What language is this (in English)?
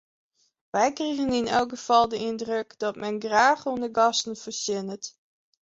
Western Frisian